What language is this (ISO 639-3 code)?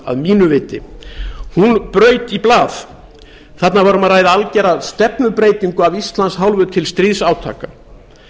isl